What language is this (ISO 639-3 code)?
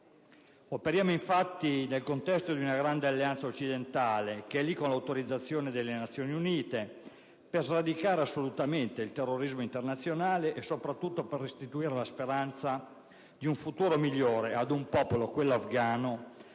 ita